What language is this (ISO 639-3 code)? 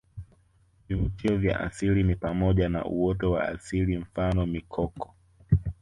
swa